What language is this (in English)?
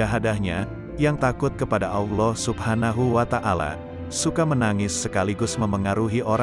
Indonesian